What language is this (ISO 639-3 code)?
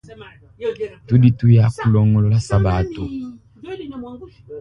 lua